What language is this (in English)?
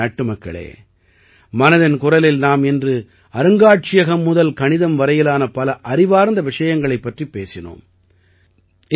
Tamil